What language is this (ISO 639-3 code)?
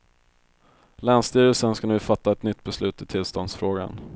swe